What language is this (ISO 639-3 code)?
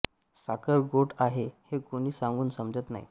mar